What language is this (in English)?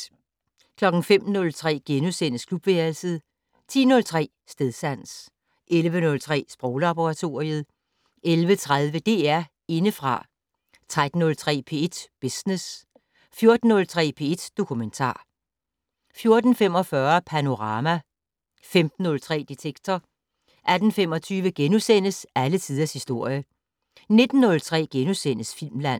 Danish